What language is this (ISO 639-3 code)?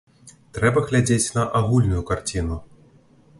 bel